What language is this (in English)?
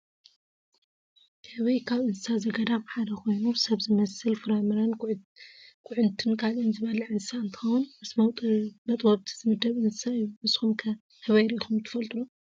Tigrinya